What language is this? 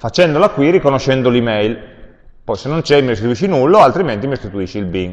Italian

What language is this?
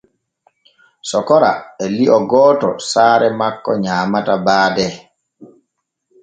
Borgu Fulfulde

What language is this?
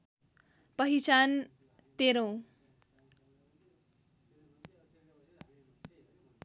Nepali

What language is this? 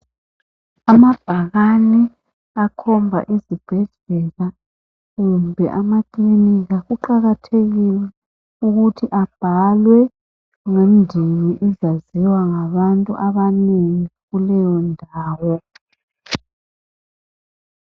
North Ndebele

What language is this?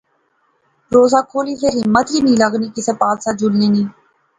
Pahari-Potwari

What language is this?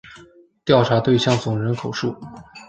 Chinese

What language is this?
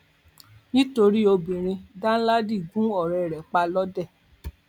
Yoruba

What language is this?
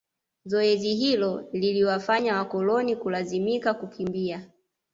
Swahili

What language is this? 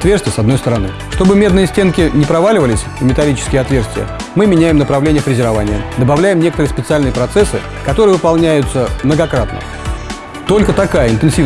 Russian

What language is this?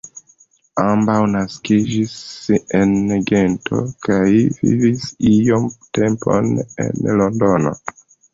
Esperanto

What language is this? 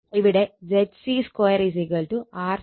Malayalam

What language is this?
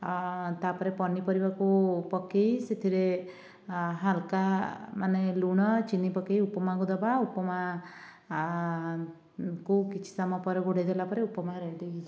Odia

